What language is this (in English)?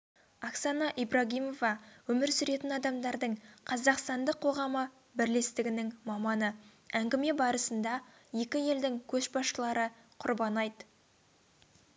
Kazakh